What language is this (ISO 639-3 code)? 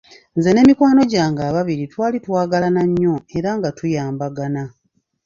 lug